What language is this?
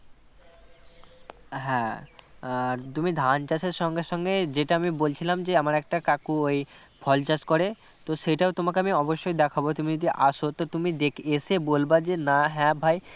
Bangla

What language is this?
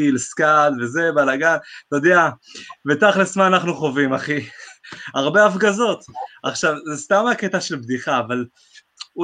Hebrew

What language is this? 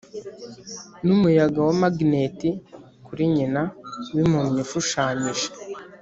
Kinyarwanda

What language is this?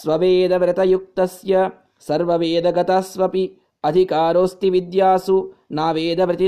Kannada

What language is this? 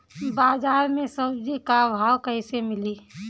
Bhojpuri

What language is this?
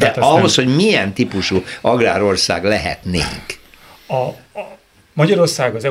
Hungarian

